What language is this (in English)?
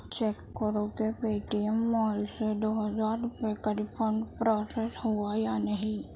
Urdu